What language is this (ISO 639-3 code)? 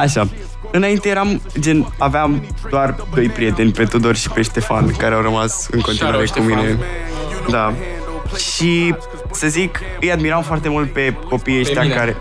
ron